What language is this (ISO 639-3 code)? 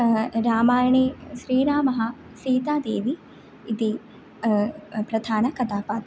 san